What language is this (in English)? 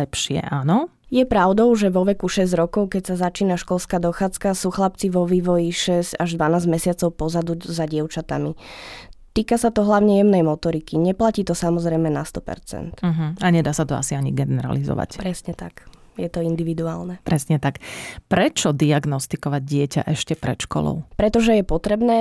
Slovak